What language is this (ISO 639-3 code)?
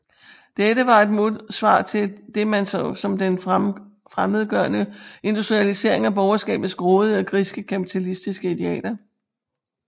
dan